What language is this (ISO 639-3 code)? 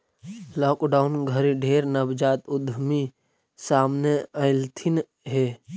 mag